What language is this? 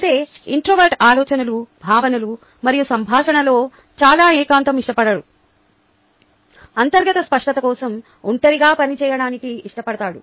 Telugu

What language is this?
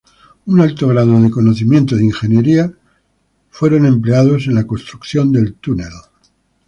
Spanish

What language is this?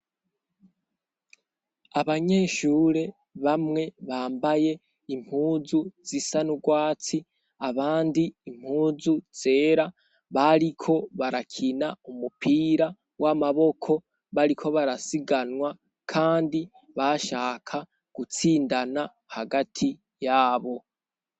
Rundi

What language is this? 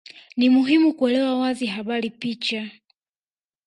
Swahili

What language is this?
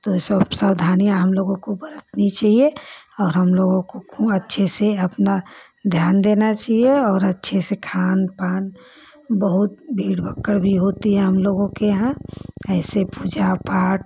Hindi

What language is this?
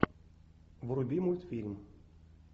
Russian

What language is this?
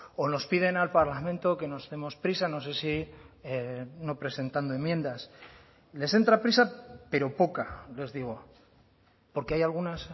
Spanish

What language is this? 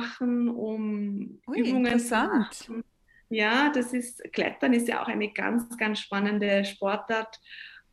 German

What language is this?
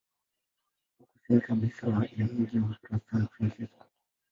Swahili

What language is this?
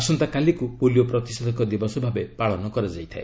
Odia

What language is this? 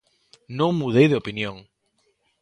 Galician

